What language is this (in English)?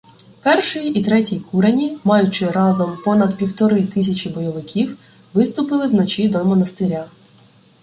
Ukrainian